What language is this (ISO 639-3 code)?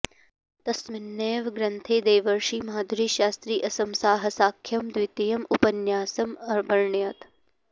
san